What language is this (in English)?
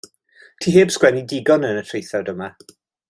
Welsh